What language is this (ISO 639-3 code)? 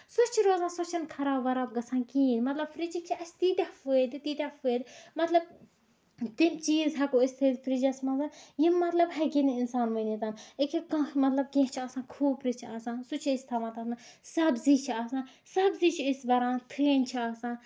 kas